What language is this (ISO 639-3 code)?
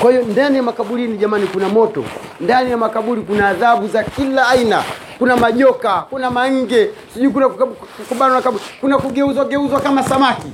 swa